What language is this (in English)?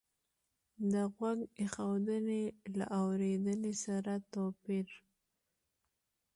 Pashto